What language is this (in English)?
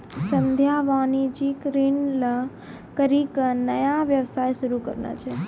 Maithili